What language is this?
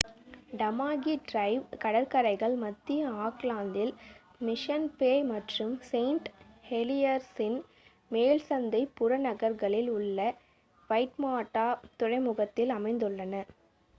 Tamil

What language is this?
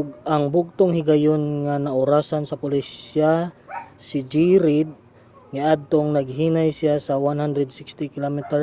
Cebuano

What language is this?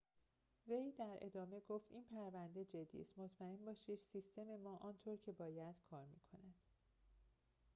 Persian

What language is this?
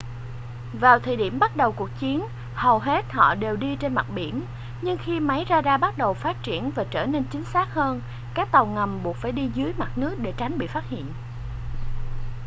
Vietnamese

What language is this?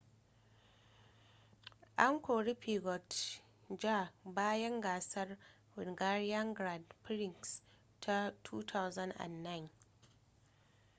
Hausa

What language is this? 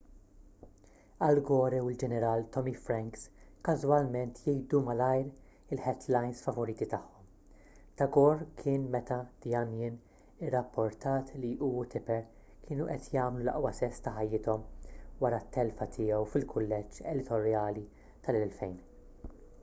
Maltese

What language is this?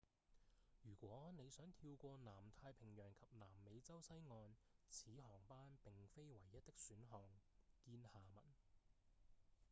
Cantonese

